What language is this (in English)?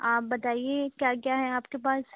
Urdu